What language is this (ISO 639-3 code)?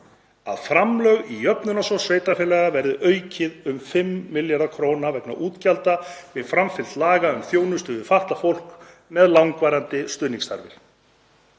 isl